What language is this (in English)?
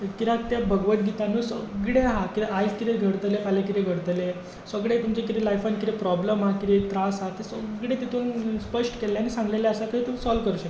Konkani